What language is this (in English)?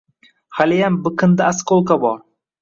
Uzbek